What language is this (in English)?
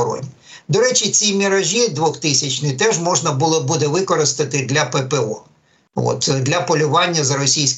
Ukrainian